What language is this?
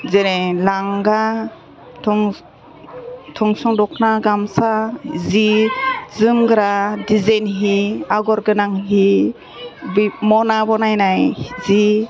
Bodo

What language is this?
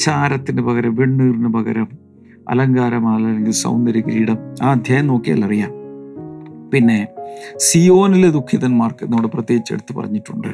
Malayalam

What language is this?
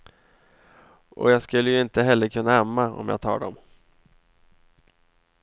Swedish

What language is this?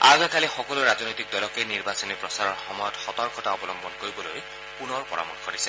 Assamese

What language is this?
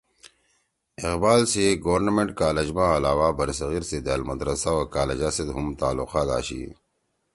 Torwali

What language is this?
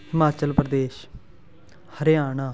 Punjabi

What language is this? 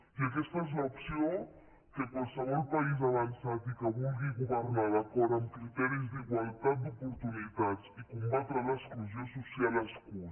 Catalan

